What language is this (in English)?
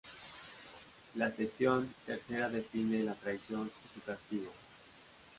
Spanish